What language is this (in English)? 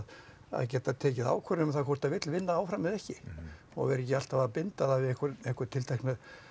Icelandic